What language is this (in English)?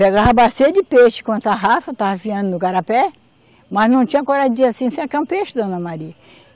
Portuguese